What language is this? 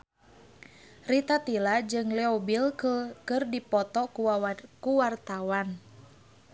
Sundanese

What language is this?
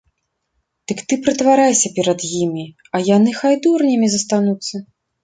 Belarusian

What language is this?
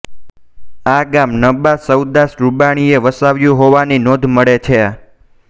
Gujarati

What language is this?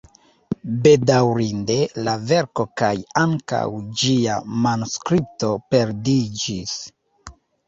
Esperanto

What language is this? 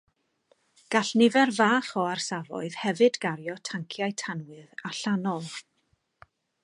Welsh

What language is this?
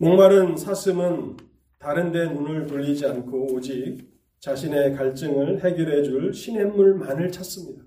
Korean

